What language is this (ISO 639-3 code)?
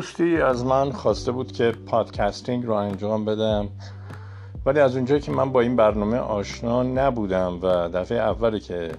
fas